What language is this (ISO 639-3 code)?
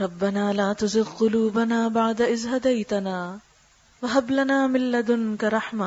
urd